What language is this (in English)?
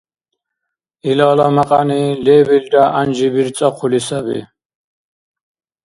Dargwa